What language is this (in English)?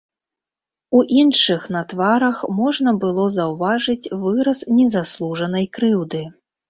Belarusian